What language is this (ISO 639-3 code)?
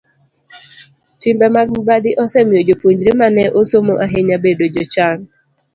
luo